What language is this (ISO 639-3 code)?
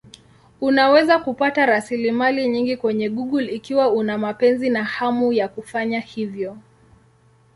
swa